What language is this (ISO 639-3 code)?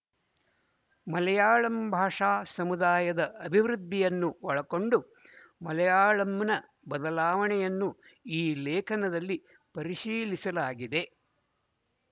kan